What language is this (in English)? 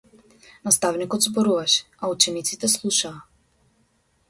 Macedonian